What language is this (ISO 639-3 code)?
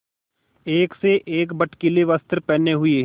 hin